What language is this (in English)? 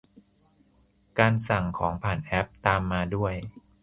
Thai